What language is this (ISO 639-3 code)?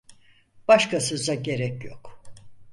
tur